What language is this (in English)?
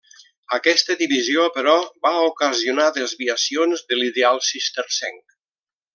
Catalan